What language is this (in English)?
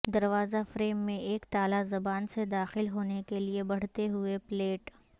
Urdu